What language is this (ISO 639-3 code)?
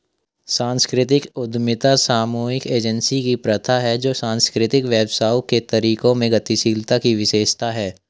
hin